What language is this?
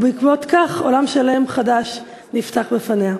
Hebrew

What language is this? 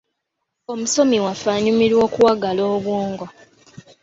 Ganda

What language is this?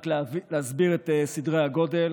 Hebrew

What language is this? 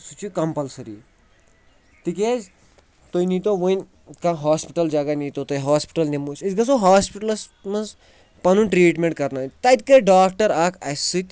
Kashmiri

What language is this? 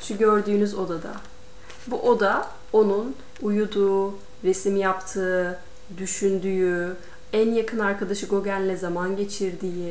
Turkish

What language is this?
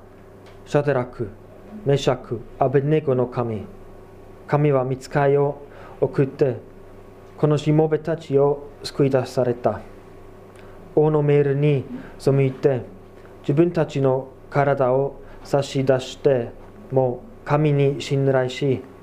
Japanese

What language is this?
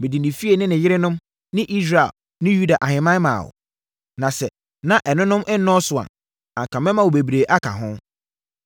Akan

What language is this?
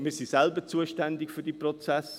Swiss German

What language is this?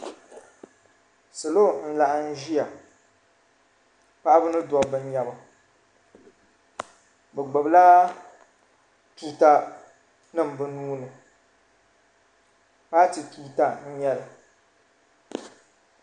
Dagbani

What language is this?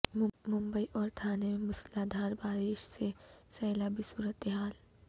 Urdu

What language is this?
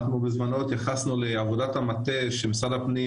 Hebrew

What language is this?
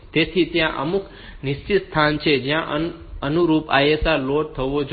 Gujarati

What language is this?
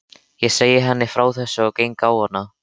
Icelandic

